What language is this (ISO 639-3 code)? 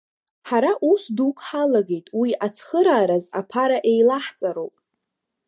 abk